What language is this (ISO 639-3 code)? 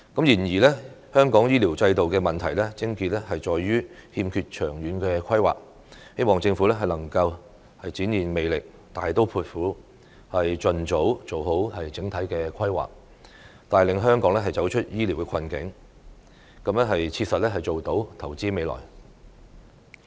yue